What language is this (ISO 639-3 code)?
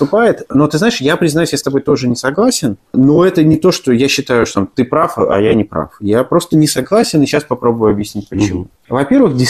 rus